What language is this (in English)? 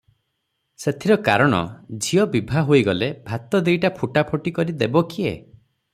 Odia